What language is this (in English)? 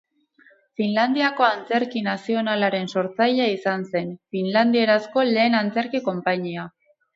Basque